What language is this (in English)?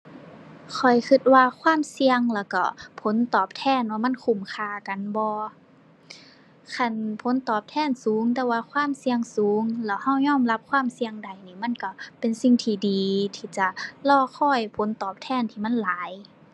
Thai